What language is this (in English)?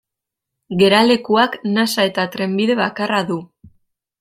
Basque